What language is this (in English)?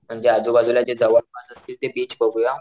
Marathi